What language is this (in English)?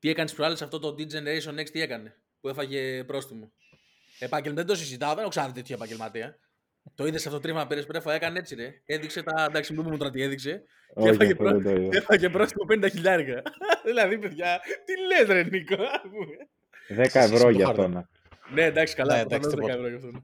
Greek